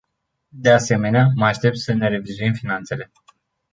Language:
Romanian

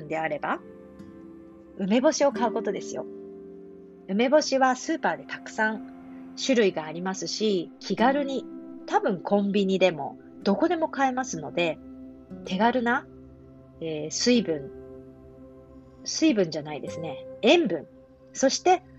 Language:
Japanese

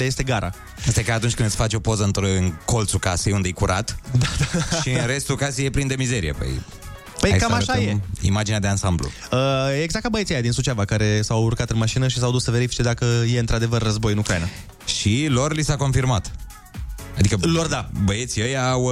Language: Romanian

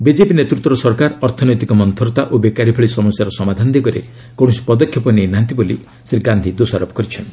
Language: Odia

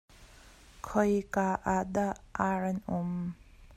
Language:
Hakha Chin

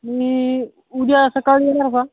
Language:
Marathi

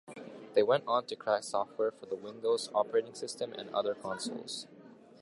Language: English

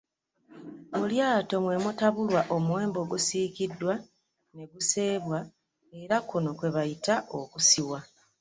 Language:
Ganda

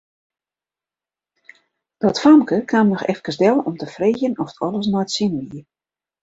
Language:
Western Frisian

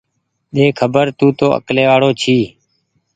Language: Goaria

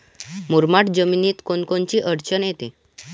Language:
Marathi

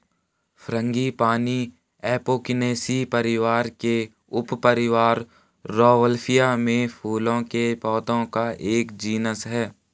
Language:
Hindi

